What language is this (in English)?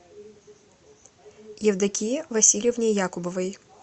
Russian